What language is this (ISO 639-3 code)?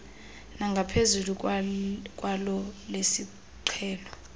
xho